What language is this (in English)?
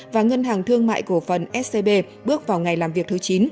Vietnamese